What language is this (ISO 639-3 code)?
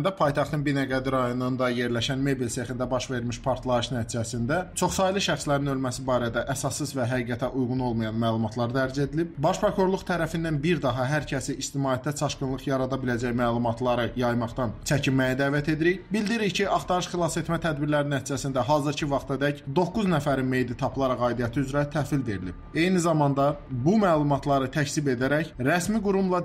tur